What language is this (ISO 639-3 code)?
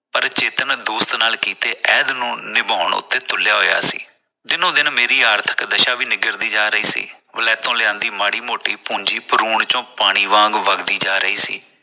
pan